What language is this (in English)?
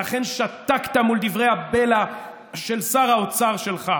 Hebrew